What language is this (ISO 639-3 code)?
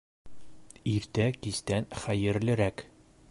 bak